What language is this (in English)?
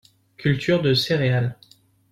French